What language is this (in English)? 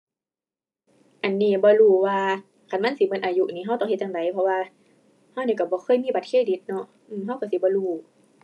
Thai